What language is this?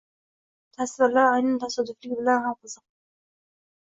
Uzbek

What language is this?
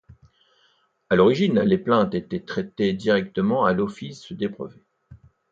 French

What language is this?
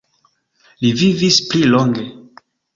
Esperanto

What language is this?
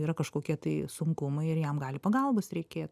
Lithuanian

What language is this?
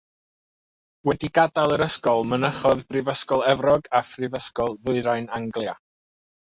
Welsh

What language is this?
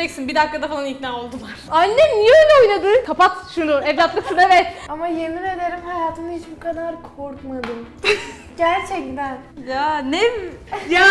Turkish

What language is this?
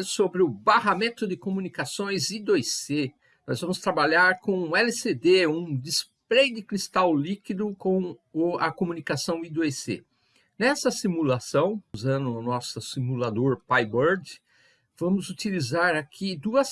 Portuguese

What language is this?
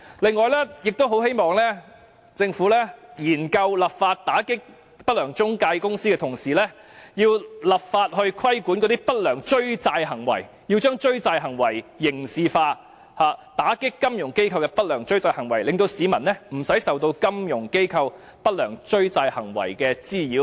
Cantonese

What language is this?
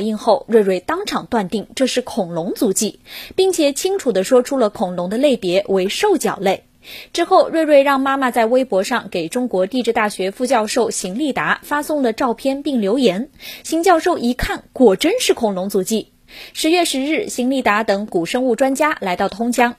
Chinese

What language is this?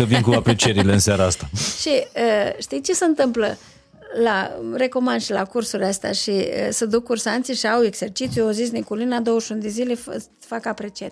Romanian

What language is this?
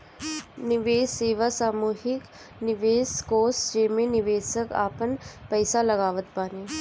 Bhojpuri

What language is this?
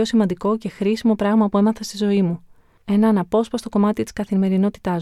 Greek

